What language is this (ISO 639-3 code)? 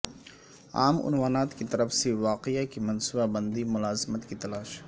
urd